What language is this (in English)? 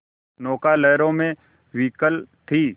Hindi